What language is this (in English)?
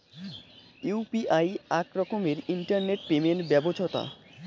Bangla